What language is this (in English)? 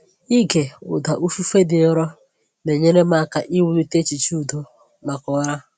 Igbo